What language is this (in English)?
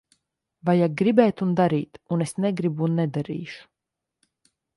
Latvian